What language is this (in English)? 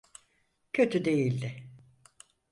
Turkish